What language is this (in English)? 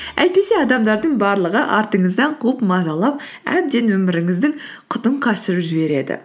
Kazakh